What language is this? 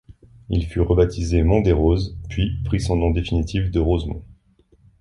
French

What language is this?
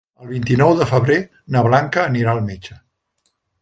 Catalan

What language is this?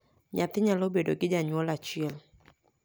Luo (Kenya and Tanzania)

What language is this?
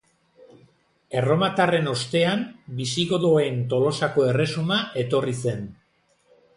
Basque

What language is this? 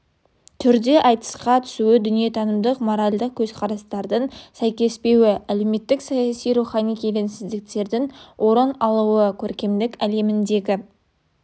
Kazakh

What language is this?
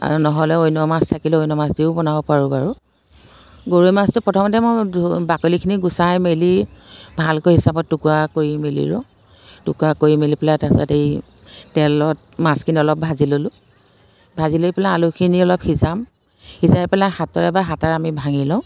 Assamese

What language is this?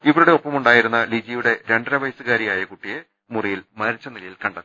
Malayalam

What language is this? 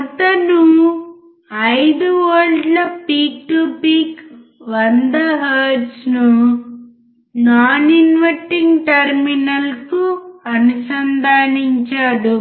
Telugu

